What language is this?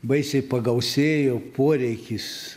Lithuanian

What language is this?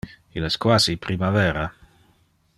Interlingua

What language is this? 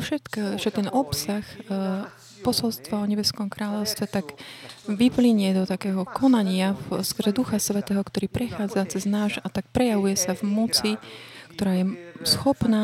Slovak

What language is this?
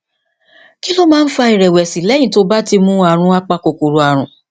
Yoruba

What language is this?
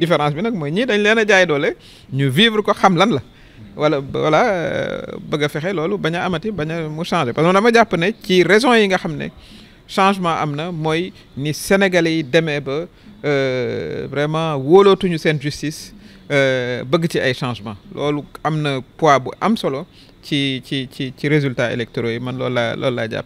French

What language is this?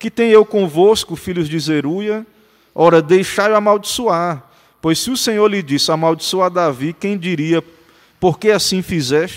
Portuguese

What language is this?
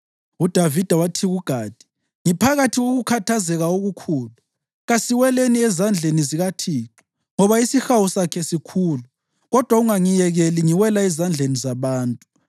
North Ndebele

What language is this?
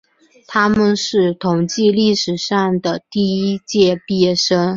Chinese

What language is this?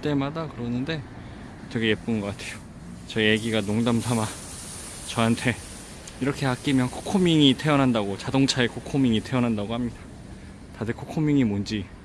Korean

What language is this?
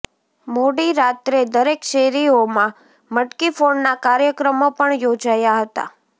Gujarati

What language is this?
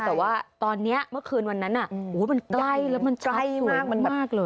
Thai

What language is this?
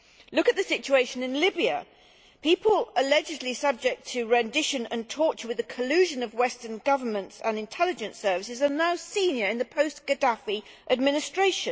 English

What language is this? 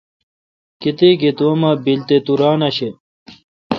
Kalkoti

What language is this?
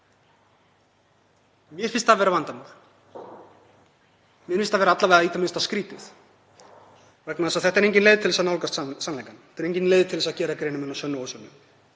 Icelandic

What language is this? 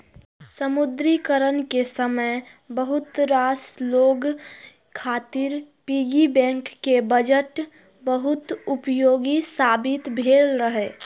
Maithili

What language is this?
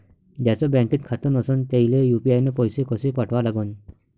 Marathi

